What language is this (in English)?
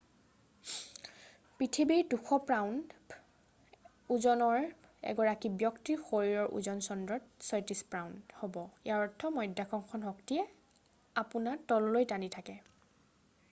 Assamese